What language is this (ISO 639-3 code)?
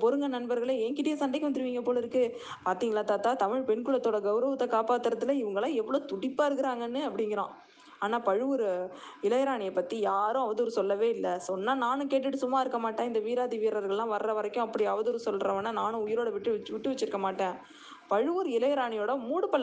tam